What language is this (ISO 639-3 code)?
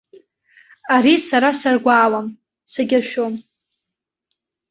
abk